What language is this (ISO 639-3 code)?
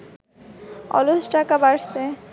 ben